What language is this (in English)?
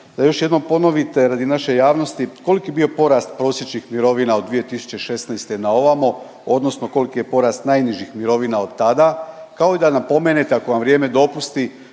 Croatian